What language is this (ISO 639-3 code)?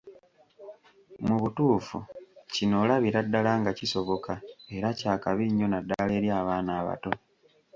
lug